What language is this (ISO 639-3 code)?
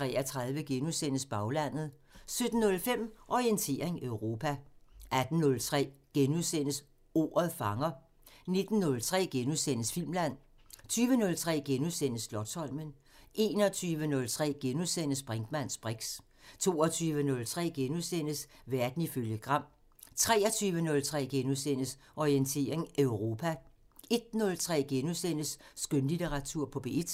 dan